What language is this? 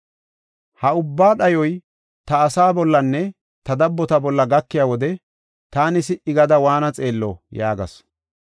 Gofa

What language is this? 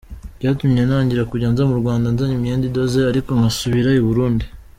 Kinyarwanda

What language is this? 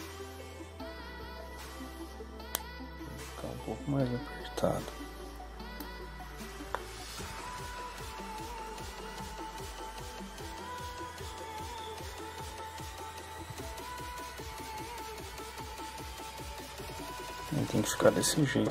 Portuguese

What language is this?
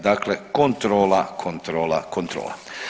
Croatian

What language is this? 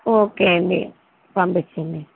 Telugu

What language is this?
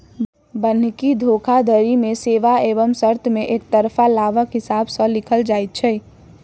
Maithili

